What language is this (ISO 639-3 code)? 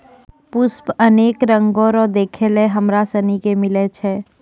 mai